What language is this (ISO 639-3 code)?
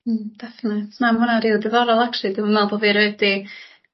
cym